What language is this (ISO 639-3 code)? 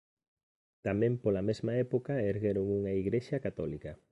glg